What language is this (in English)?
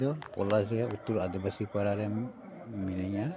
Santali